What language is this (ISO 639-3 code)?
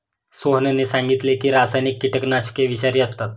mar